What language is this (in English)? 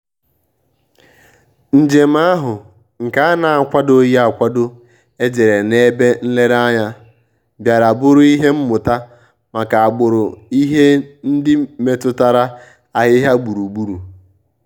Igbo